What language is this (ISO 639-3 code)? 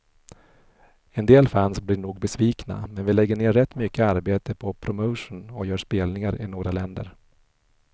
swe